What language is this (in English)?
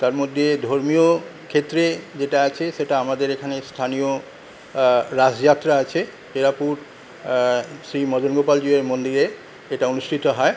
Bangla